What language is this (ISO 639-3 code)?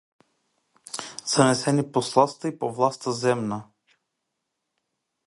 mkd